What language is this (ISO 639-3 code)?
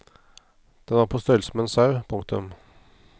nor